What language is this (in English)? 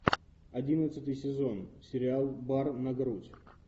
Russian